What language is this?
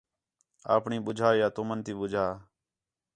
Khetrani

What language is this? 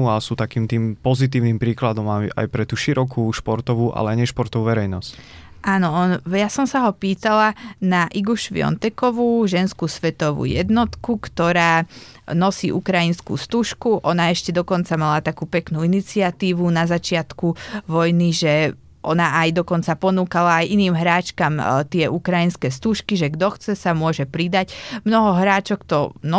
Slovak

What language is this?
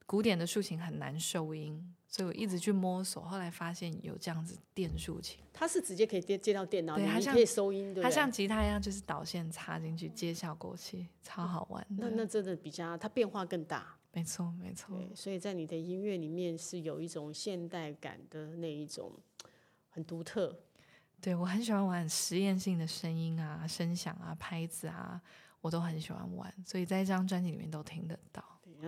Chinese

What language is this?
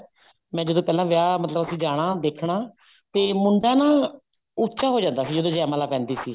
Punjabi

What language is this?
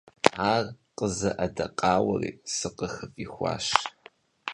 Kabardian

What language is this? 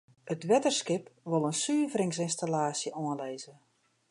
Western Frisian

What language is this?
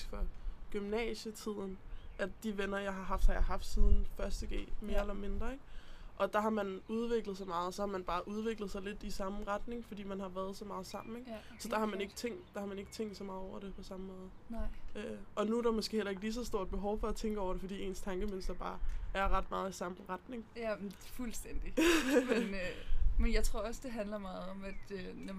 Danish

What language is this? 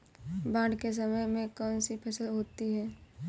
Hindi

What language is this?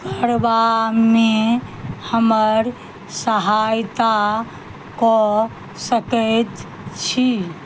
Maithili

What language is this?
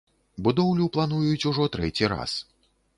Belarusian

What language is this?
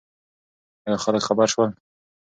Pashto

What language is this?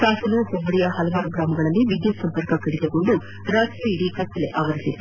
Kannada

